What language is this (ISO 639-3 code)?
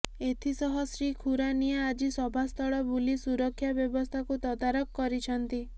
ori